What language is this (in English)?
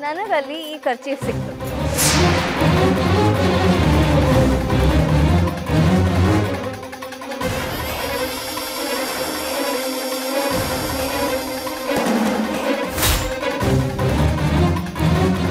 Kannada